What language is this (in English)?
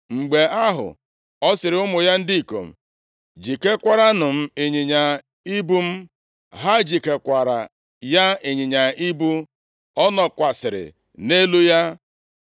Igbo